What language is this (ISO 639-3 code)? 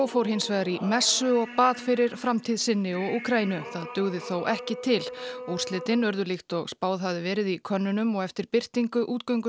isl